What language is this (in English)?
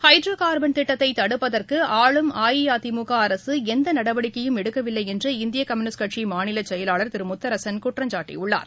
Tamil